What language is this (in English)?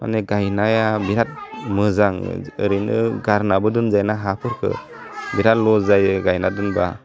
Bodo